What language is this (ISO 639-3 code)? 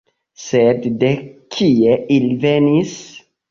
epo